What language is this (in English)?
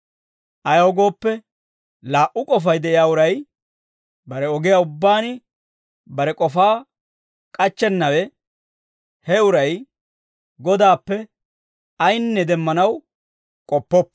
Dawro